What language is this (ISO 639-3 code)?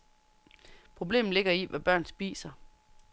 dan